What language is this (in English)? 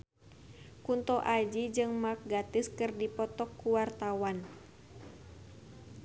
Sundanese